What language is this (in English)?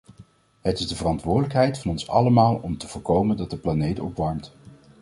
Dutch